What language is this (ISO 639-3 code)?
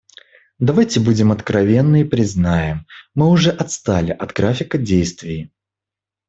rus